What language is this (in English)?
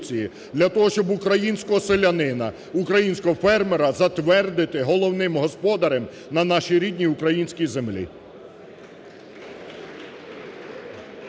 Ukrainian